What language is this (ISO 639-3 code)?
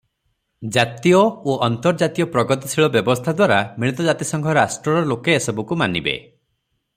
ori